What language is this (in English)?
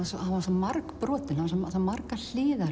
Icelandic